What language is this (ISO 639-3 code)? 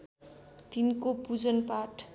nep